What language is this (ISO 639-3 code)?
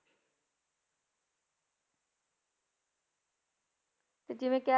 pan